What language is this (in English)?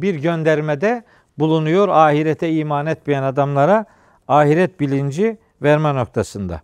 Turkish